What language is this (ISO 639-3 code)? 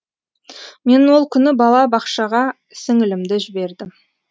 kaz